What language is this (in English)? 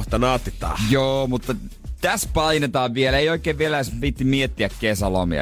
Finnish